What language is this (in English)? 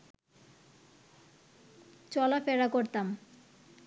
Bangla